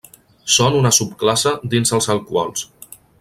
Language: Catalan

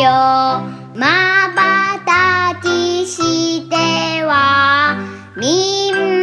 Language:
Japanese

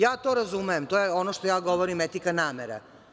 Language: Serbian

